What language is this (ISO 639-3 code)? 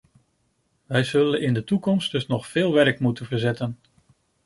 nld